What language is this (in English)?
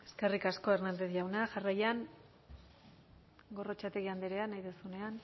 Basque